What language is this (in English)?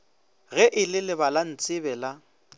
Northern Sotho